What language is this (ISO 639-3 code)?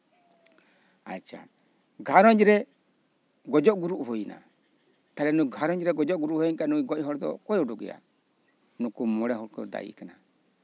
sat